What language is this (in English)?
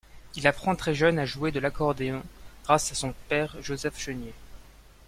French